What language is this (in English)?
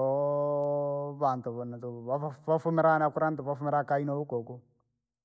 Langi